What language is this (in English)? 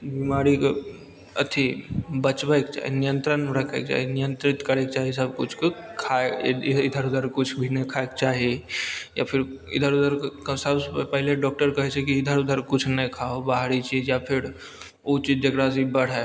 Maithili